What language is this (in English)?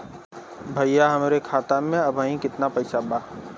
Bhojpuri